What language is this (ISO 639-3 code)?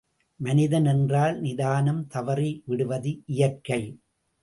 tam